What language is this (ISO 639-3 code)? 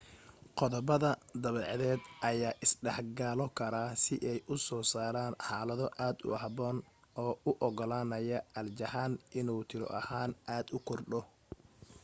som